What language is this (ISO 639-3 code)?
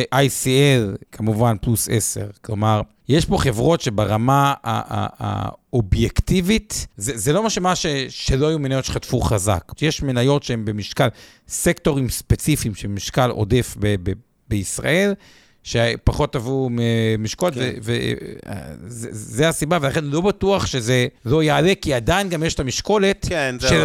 heb